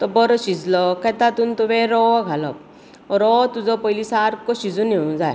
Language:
Konkani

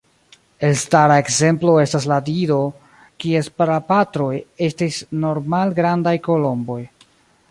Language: Esperanto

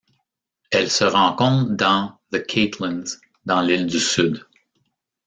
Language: French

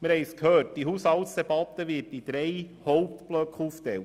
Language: Swiss German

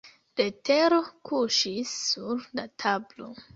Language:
Esperanto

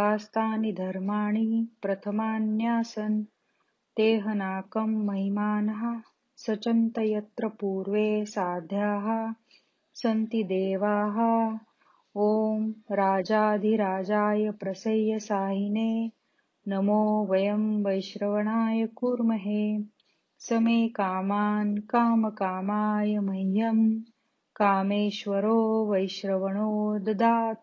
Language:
Marathi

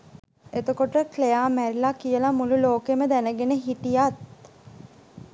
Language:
Sinhala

